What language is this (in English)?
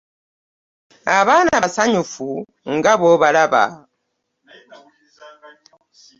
Ganda